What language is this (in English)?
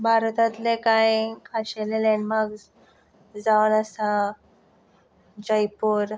Konkani